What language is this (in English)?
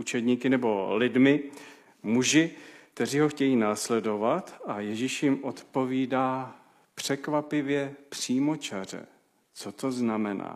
Czech